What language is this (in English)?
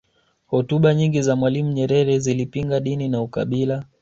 Swahili